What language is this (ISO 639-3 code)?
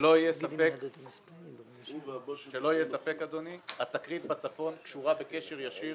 heb